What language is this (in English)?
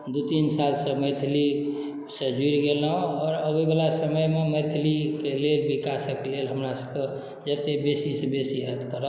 Maithili